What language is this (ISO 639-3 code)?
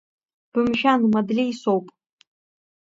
abk